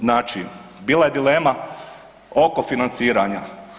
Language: Croatian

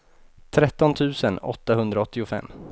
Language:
Swedish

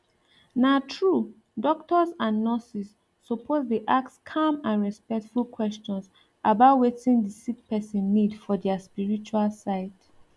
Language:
Nigerian Pidgin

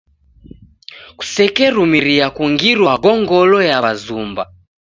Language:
Taita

